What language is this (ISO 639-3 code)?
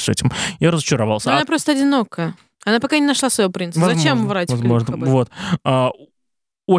rus